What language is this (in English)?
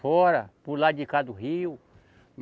Portuguese